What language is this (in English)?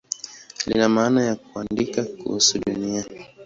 Swahili